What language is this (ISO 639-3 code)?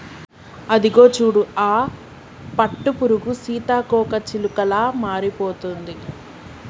tel